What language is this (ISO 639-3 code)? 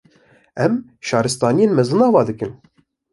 kur